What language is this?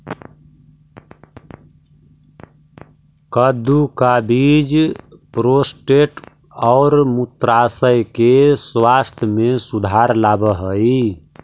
Magahi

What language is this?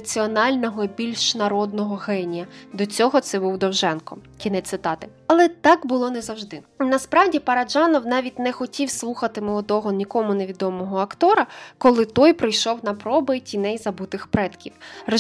Ukrainian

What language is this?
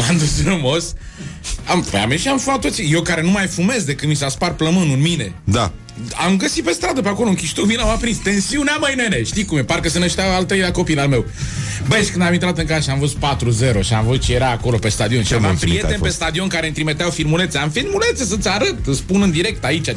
Romanian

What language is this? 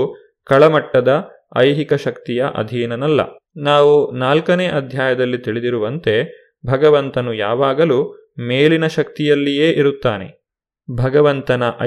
Kannada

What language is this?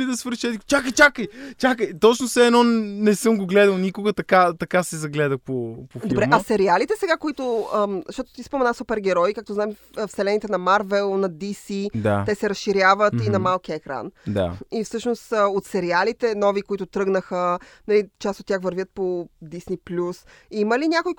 Bulgarian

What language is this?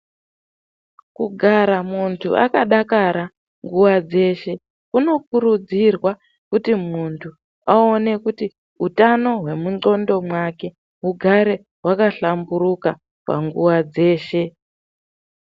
Ndau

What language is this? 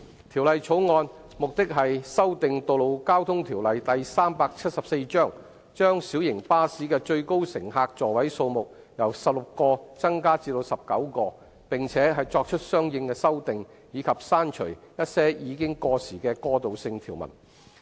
Cantonese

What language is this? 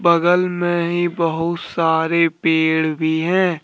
Hindi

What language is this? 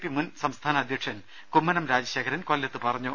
Malayalam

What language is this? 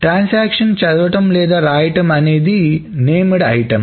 Telugu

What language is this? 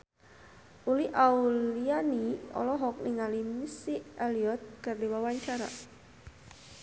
Sundanese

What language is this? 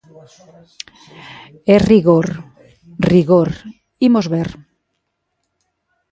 Galician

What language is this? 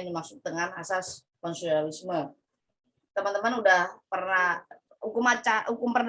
Indonesian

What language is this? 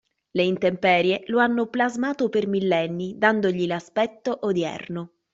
Italian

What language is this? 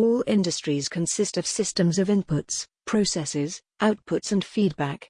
English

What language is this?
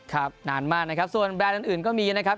Thai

